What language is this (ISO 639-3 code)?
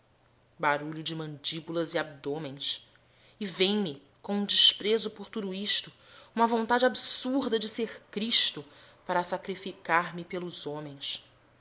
por